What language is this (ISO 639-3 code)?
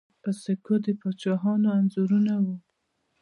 pus